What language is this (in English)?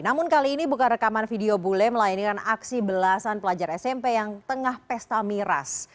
Indonesian